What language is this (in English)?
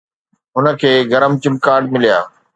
Sindhi